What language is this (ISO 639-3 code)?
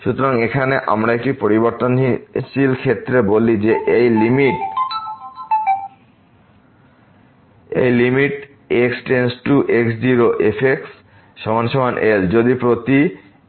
ben